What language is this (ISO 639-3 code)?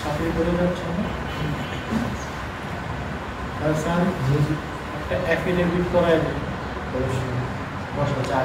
kor